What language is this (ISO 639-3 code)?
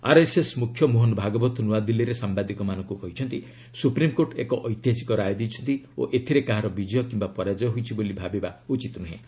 ori